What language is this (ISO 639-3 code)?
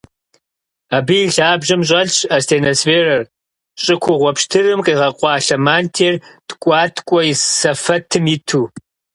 kbd